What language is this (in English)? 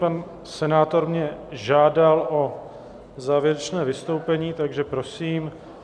Czech